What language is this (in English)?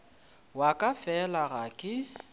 Northern Sotho